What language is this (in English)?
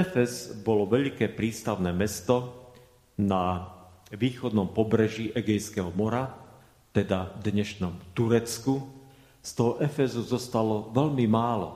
Slovak